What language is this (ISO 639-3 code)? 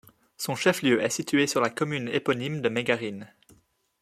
fra